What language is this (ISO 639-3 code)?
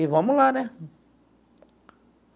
por